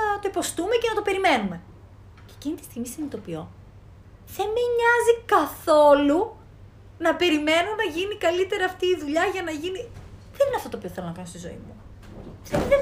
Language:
Greek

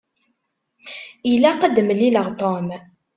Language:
Kabyle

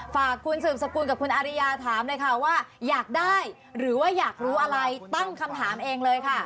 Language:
Thai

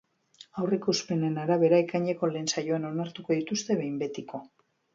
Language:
Basque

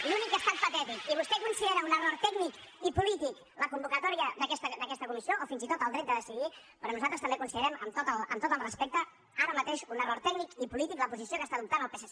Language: Catalan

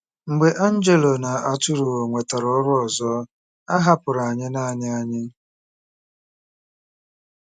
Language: Igbo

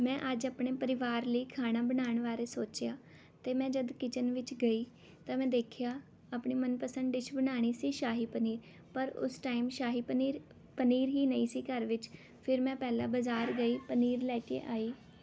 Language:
Punjabi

